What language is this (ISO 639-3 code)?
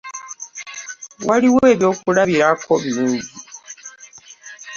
lug